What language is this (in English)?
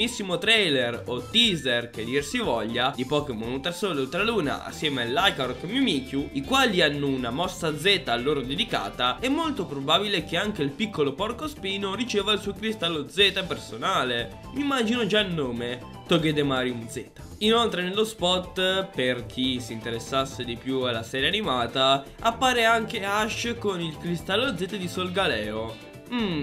Italian